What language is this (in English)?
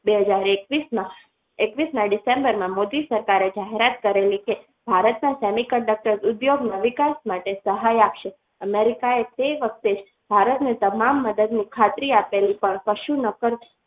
Gujarati